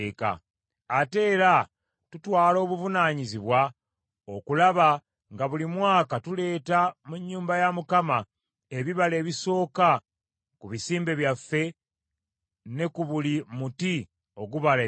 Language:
Ganda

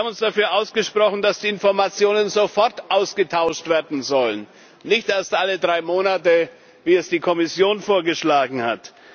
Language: German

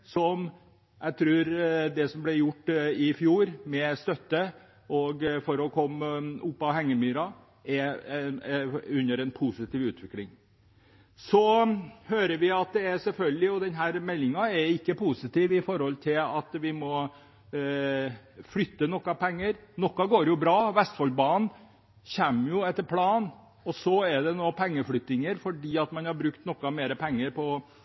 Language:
Norwegian Bokmål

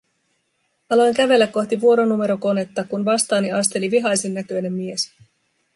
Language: Finnish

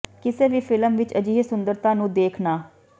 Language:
Punjabi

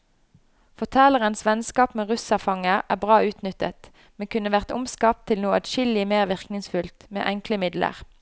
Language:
Norwegian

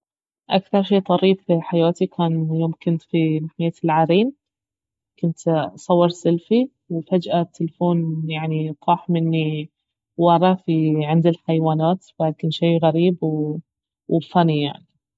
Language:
Baharna Arabic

